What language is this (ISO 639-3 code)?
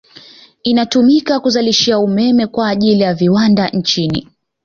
swa